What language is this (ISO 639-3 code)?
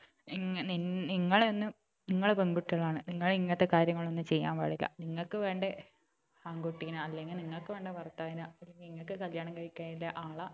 mal